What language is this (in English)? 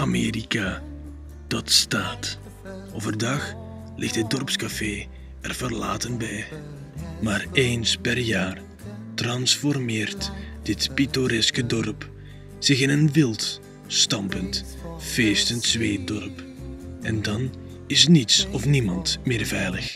Dutch